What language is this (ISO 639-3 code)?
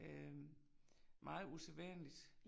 dan